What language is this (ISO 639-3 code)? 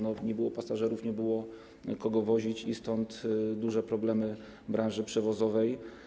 pol